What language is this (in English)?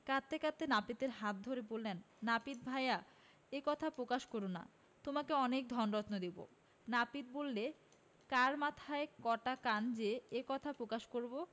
Bangla